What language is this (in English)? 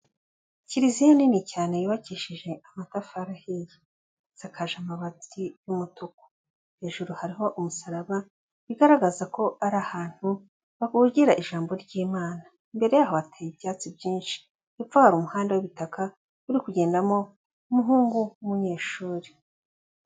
Kinyarwanda